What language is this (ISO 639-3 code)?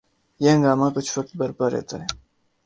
urd